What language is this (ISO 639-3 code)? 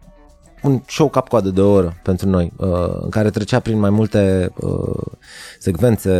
ron